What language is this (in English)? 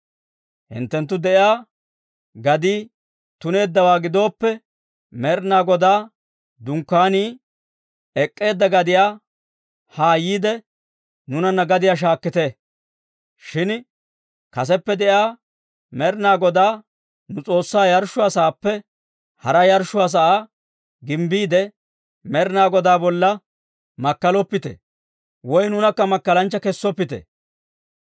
Dawro